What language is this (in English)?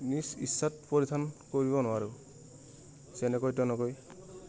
Assamese